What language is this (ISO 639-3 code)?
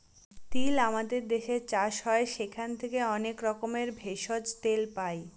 ben